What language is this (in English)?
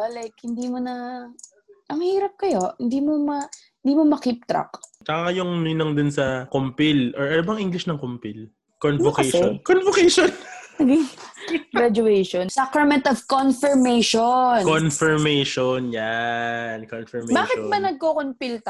Filipino